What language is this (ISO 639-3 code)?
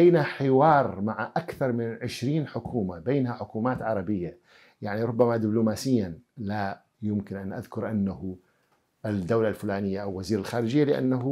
ara